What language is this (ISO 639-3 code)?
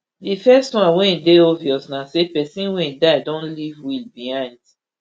pcm